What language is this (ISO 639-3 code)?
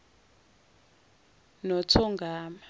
zul